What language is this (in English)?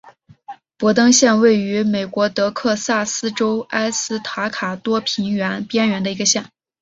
Chinese